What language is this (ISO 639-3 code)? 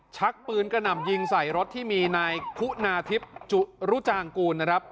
tha